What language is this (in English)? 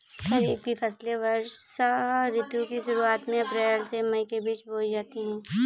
Hindi